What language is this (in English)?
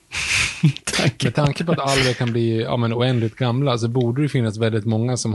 Swedish